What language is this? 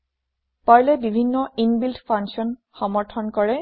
Assamese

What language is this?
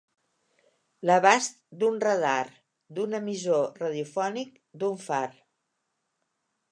Catalan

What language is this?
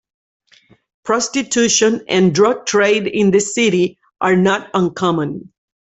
English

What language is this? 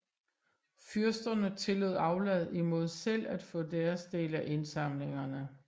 Danish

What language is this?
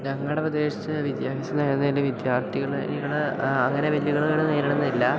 Malayalam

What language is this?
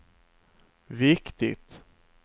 Swedish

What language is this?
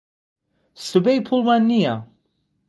Central Kurdish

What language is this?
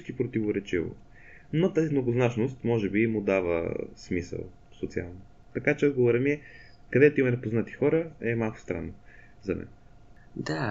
Bulgarian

